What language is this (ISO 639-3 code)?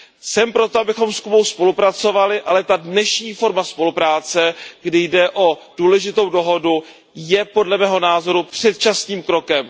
ces